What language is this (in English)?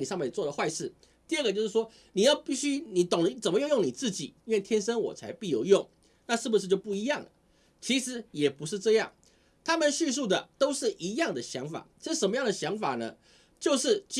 Chinese